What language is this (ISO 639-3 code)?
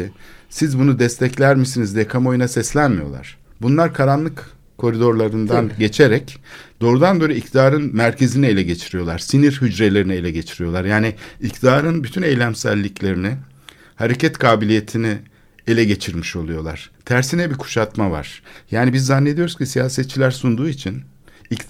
tur